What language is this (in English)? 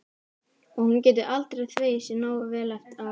Icelandic